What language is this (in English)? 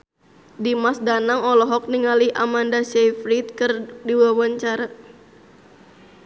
Sundanese